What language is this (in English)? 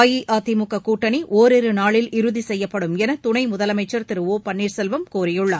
Tamil